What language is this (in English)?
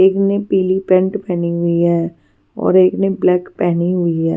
Hindi